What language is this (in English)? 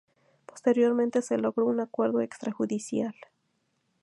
Spanish